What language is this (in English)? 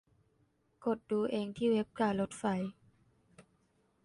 Thai